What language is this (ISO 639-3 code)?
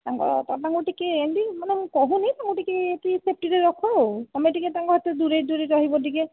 ori